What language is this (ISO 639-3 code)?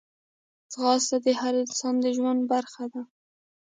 pus